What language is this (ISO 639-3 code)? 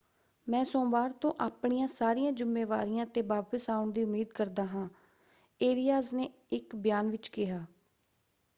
pan